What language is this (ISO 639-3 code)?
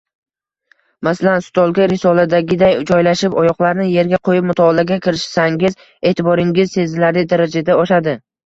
uzb